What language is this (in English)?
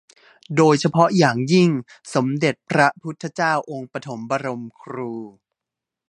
Thai